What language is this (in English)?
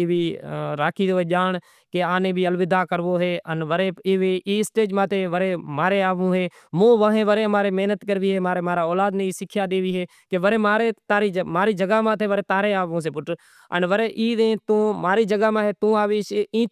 Kachi Koli